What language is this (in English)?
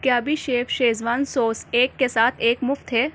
Urdu